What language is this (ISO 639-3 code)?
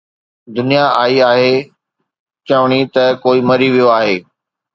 snd